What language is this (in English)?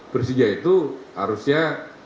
Indonesian